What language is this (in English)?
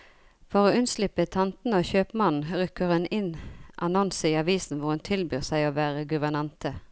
Norwegian